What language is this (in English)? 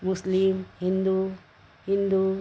Marathi